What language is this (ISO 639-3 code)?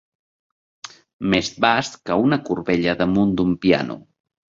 cat